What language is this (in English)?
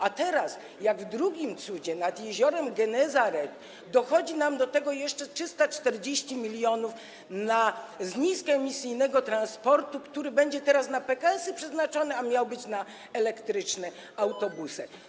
Polish